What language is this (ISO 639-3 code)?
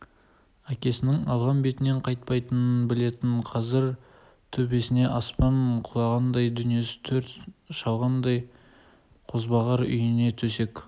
kaz